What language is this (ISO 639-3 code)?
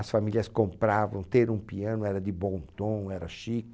por